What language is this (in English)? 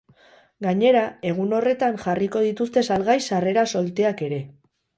Basque